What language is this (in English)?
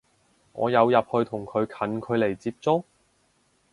Cantonese